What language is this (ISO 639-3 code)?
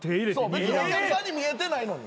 jpn